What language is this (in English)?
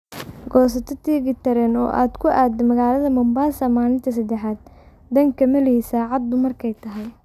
Somali